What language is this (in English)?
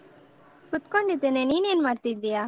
Kannada